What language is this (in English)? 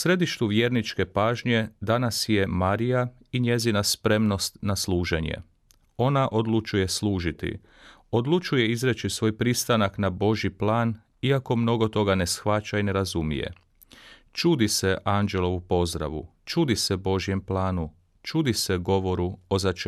Croatian